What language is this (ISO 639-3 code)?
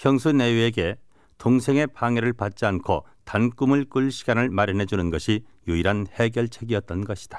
kor